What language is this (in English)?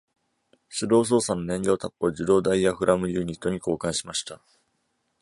Japanese